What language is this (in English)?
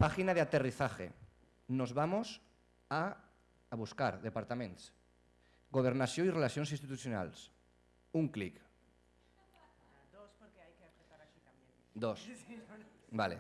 Spanish